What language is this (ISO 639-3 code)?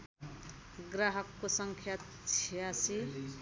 nep